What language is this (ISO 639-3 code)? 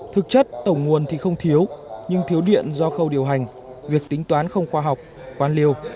vie